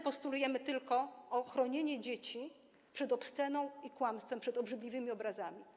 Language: Polish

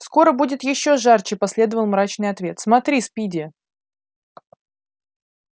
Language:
Russian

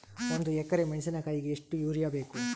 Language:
Kannada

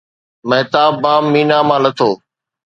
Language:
Sindhi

